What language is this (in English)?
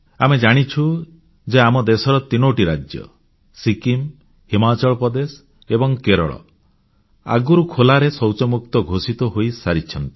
Odia